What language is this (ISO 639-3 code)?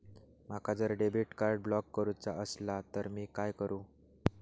mar